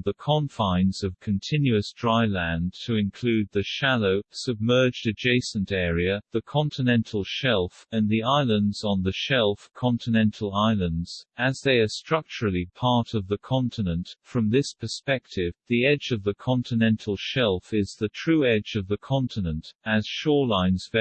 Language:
English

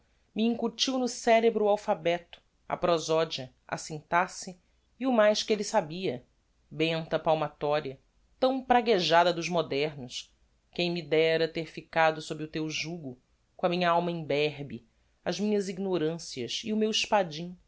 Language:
Portuguese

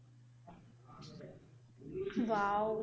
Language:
Punjabi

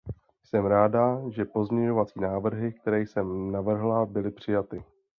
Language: Czech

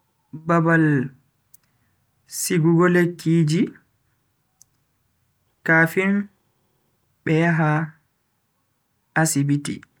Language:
Bagirmi Fulfulde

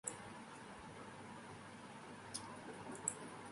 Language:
Urdu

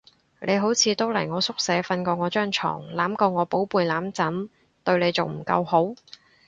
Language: Cantonese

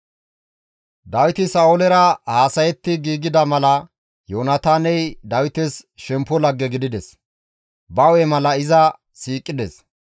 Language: Gamo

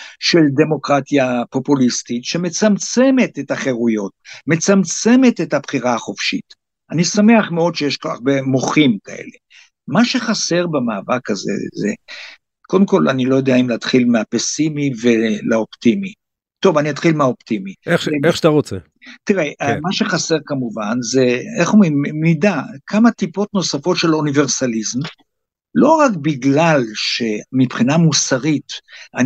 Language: Hebrew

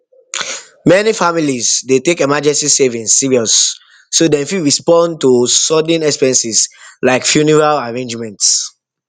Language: Nigerian Pidgin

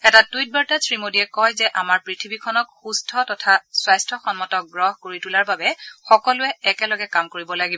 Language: Assamese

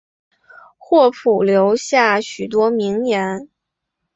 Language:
Chinese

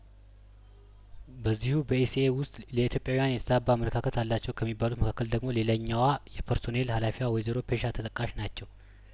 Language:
Amharic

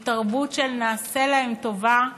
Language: Hebrew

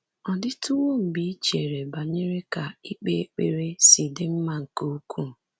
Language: Igbo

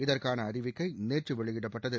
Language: Tamil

